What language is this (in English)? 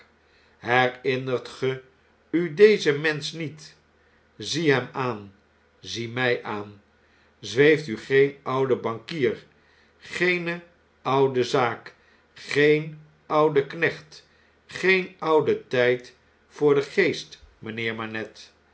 Dutch